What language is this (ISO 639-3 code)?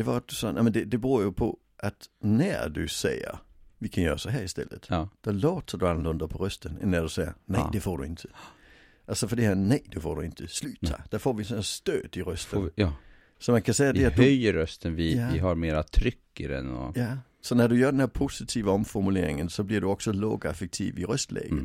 swe